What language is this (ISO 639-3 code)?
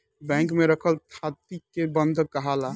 bho